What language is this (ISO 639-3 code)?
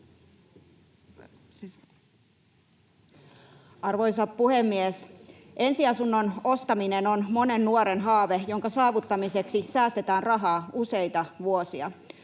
fin